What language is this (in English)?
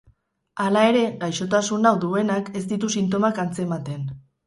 Basque